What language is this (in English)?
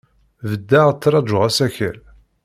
Kabyle